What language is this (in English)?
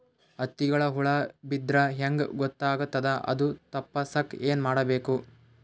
Kannada